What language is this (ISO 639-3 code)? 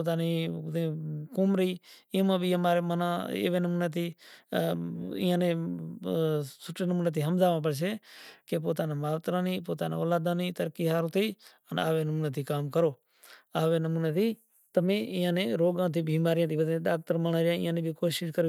gjk